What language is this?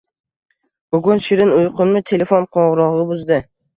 Uzbek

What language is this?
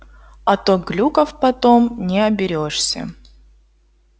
Russian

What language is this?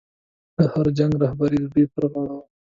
Pashto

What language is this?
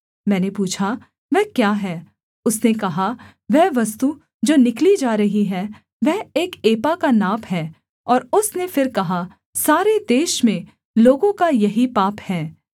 Hindi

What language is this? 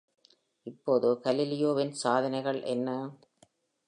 Tamil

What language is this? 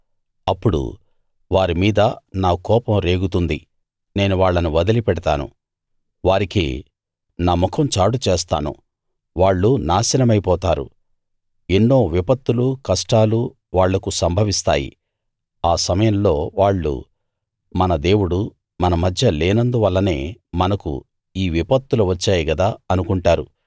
Telugu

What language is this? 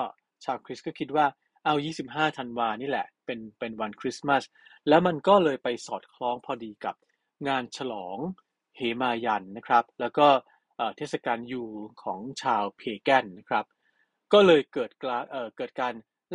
Thai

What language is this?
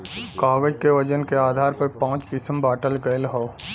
Bhojpuri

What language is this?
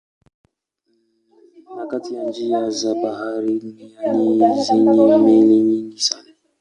Swahili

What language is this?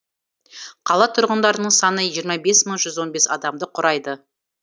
Kazakh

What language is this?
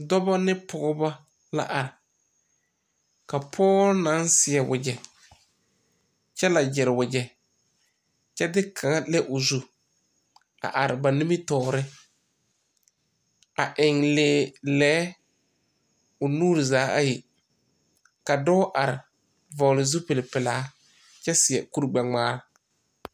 Southern Dagaare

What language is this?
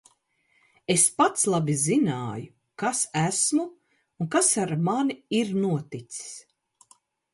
Latvian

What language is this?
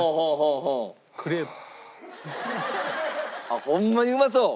Japanese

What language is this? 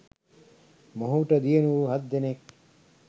Sinhala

